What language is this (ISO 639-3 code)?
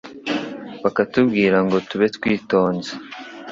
kin